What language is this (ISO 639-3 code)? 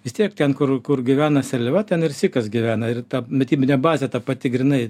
lit